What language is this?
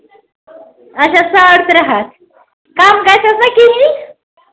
Kashmiri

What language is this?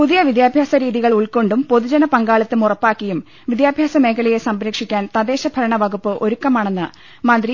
Malayalam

